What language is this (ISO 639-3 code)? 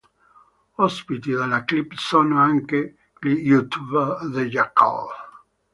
ita